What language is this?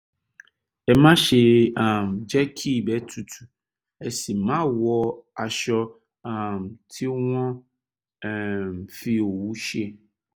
Yoruba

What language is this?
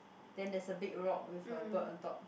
English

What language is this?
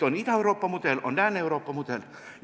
Estonian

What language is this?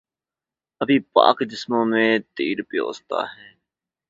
Urdu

